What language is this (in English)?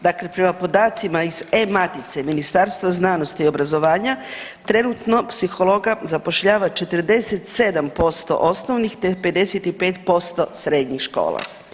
Croatian